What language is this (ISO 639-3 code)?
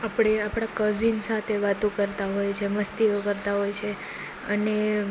guj